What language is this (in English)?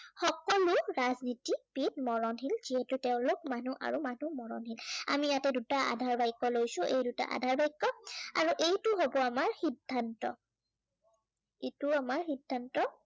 Assamese